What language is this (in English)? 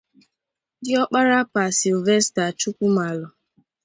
Igbo